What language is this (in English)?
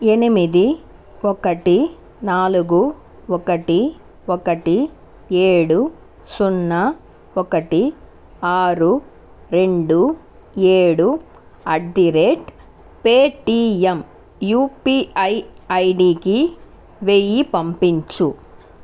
Telugu